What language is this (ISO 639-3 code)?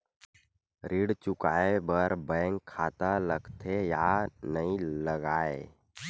hne